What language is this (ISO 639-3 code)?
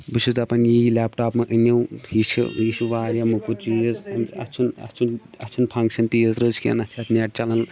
kas